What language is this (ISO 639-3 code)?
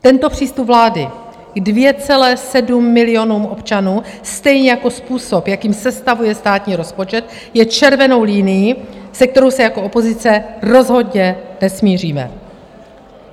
ces